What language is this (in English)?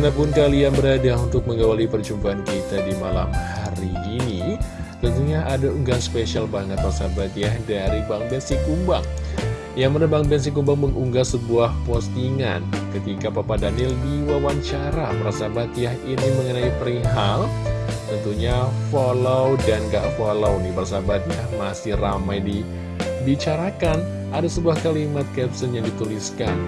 Indonesian